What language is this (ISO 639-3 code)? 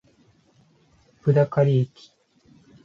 jpn